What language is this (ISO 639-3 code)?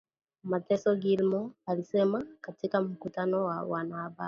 swa